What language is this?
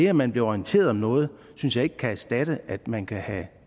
Danish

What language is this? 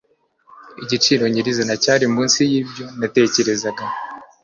Kinyarwanda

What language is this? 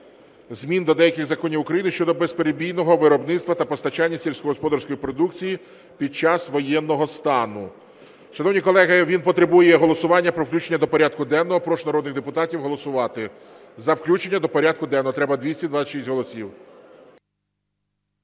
Ukrainian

